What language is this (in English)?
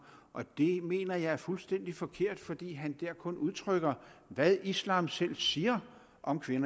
Danish